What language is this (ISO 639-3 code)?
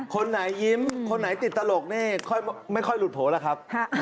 tha